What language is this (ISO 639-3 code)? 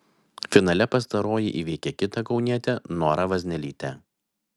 lit